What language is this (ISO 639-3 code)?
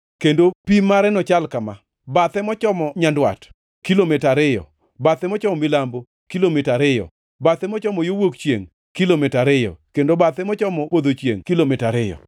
luo